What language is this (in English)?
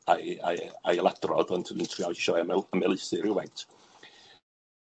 Welsh